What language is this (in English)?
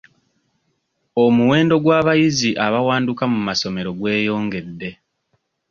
Ganda